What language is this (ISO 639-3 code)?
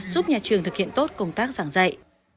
vie